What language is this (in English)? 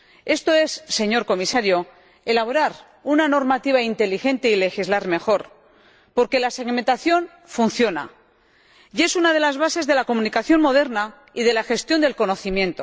Spanish